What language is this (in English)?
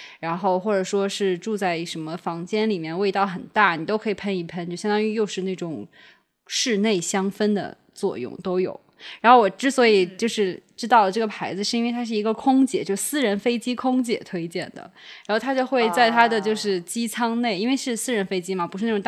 Chinese